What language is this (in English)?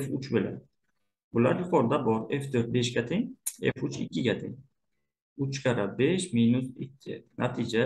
Turkish